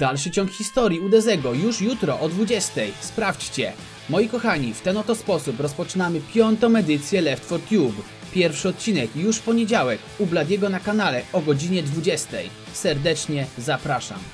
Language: Polish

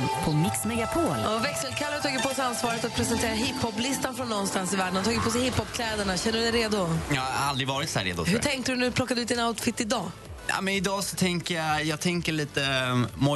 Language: Swedish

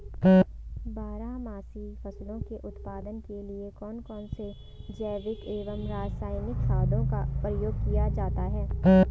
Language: Hindi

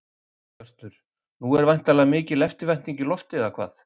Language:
Icelandic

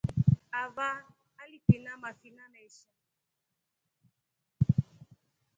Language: Rombo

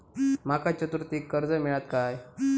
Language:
Marathi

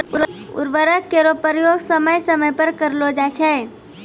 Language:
Maithili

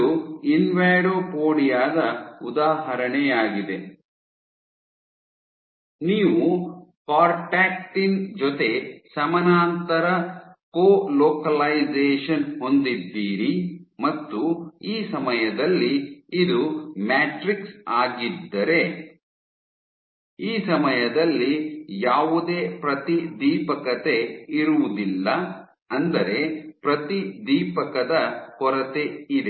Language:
Kannada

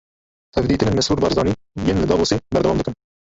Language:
Kurdish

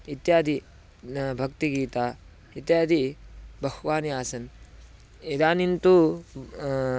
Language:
Sanskrit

